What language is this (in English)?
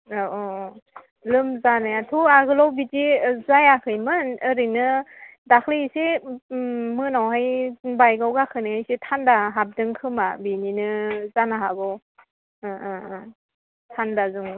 Bodo